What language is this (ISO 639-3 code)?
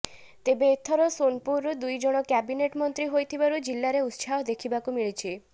ori